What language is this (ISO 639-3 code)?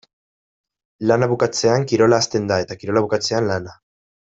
eus